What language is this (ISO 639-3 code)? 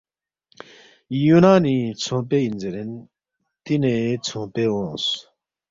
bft